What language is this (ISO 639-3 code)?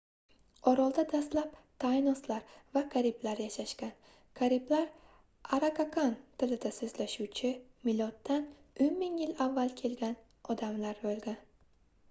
uzb